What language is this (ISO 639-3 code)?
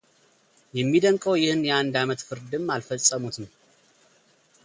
amh